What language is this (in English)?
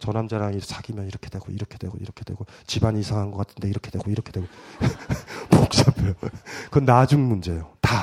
Korean